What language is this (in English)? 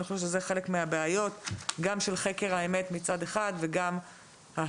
Hebrew